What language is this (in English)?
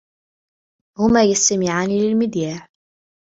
Arabic